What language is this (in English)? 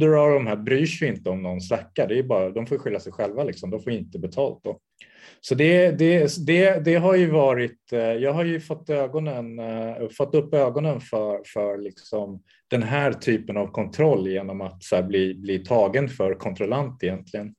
Swedish